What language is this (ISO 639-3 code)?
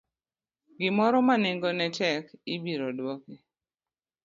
luo